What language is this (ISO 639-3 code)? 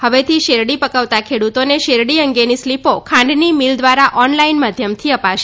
guj